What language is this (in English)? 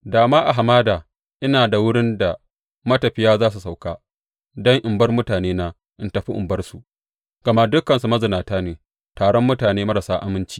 Hausa